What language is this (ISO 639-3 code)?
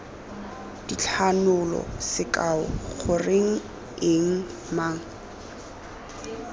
tsn